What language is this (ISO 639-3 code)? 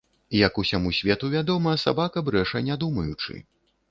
bel